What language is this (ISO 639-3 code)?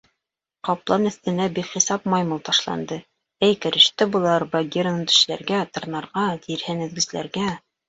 bak